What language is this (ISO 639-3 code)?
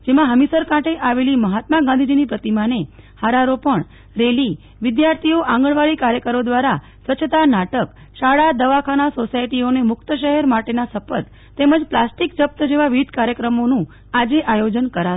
guj